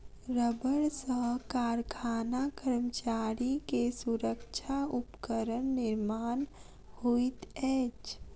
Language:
Maithili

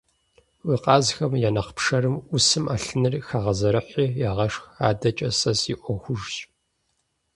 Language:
Kabardian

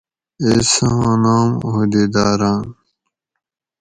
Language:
Gawri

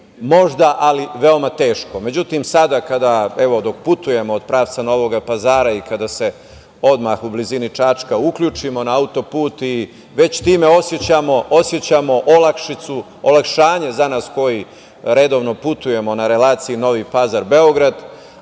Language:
Serbian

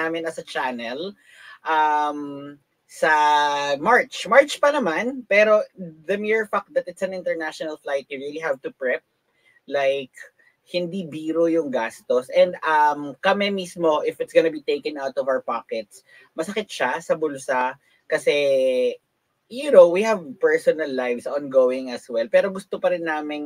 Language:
Filipino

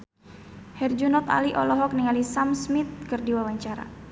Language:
Sundanese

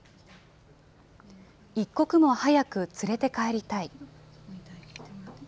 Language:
Japanese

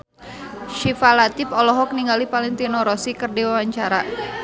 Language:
Sundanese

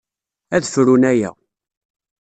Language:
Kabyle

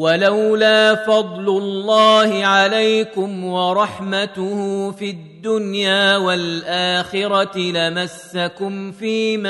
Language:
Arabic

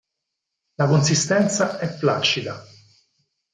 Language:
Italian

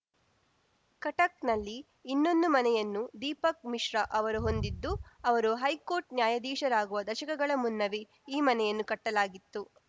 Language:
Kannada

